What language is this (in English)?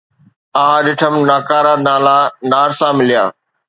Sindhi